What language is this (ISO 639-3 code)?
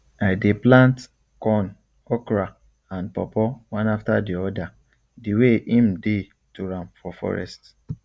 pcm